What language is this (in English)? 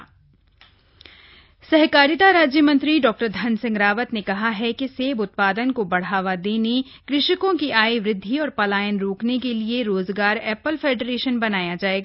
Hindi